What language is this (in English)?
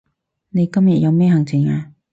Cantonese